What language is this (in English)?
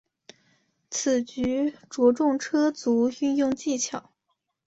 Chinese